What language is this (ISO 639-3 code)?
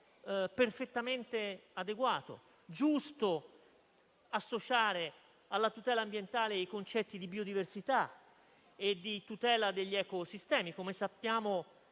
ita